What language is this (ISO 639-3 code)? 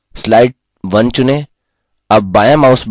hin